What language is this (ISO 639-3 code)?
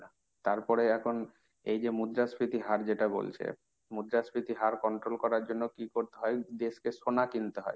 ben